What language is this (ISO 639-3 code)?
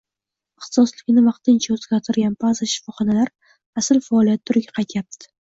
uzb